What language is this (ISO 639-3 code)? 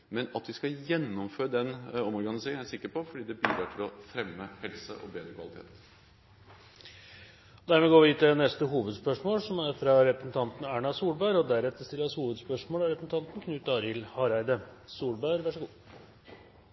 nor